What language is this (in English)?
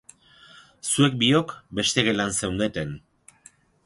Basque